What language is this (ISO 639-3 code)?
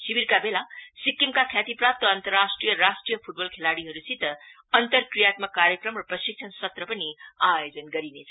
nep